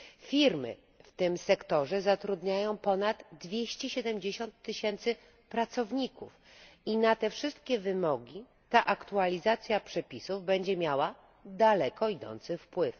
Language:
Polish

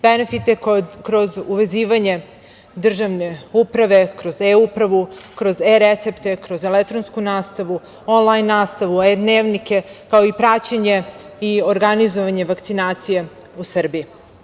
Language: Serbian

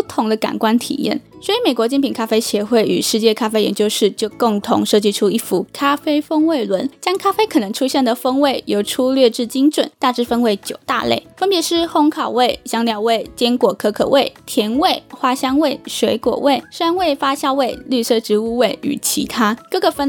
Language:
Chinese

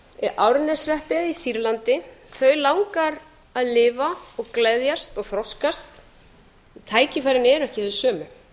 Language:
Icelandic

